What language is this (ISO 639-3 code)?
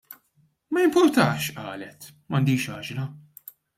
mlt